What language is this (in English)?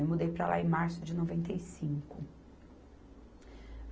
Portuguese